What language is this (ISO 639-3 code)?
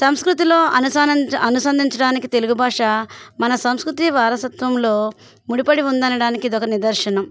tel